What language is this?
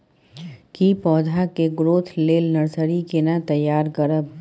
Maithili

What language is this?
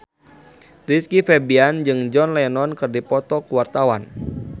Sundanese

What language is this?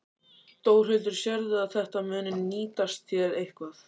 Icelandic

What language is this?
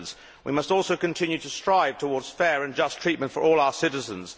English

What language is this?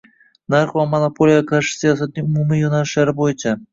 Uzbek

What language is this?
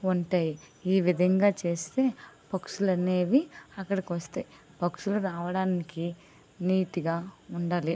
Telugu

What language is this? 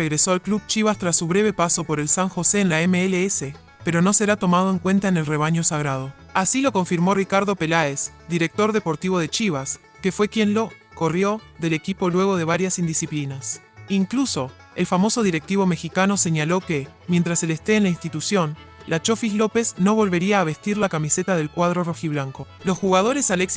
Spanish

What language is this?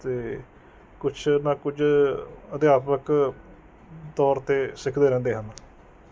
Punjabi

